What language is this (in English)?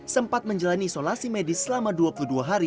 Indonesian